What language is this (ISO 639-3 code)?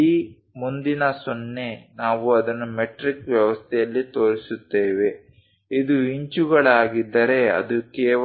kan